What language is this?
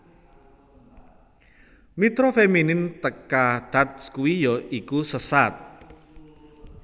Javanese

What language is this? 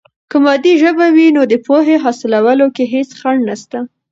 Pashto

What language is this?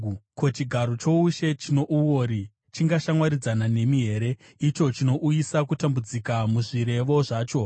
Shona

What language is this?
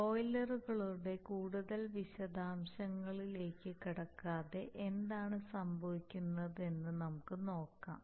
Malayalam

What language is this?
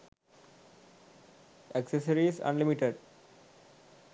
Sinhala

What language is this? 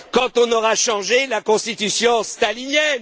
French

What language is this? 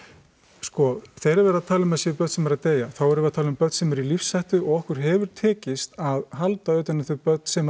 Icelandic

